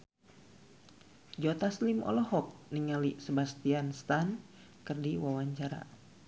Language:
Sundanese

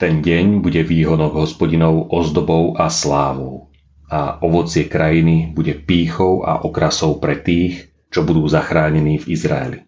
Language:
Slovak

